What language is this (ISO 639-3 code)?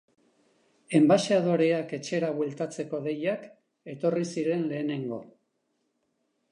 eus